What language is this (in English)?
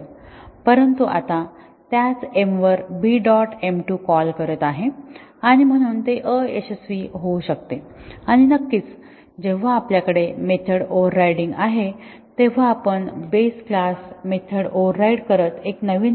Marathi